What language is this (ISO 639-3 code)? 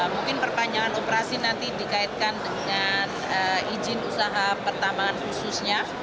ind